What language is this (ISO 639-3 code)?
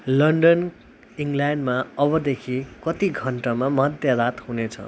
nep